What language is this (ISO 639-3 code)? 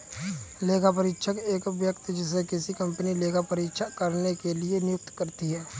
hin